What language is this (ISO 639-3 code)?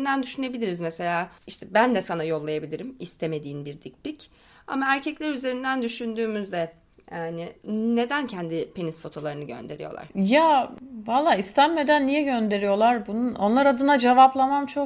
tur